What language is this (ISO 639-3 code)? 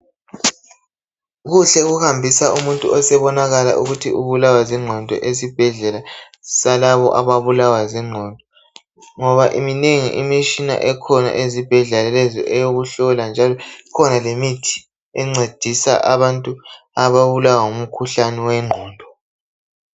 nde